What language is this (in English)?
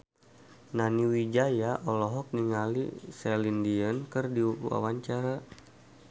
Sundanese